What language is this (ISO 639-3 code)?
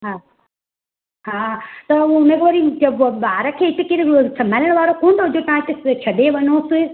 snd